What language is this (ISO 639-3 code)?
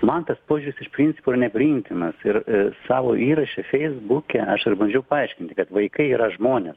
lit